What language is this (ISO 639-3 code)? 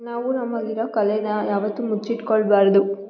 kan